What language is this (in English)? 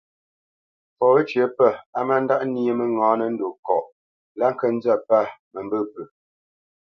Bamenyam